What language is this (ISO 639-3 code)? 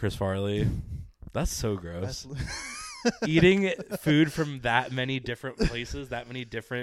eng